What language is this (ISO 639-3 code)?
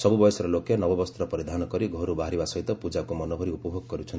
ori